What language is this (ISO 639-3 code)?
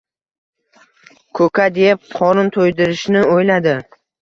uzb